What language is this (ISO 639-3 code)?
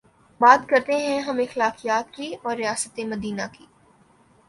urd